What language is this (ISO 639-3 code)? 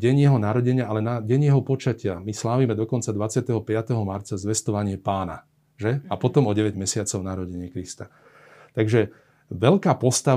slk